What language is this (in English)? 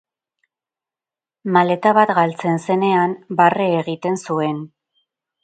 Basque